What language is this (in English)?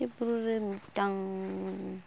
Santali